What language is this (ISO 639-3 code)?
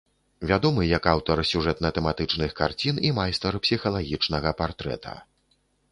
bel